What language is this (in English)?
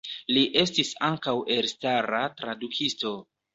Esperanto